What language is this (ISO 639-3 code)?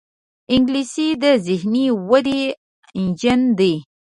pus